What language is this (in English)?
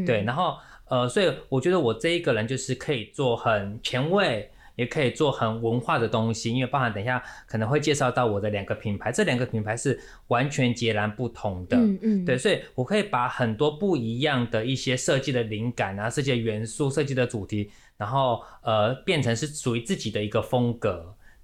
Chinese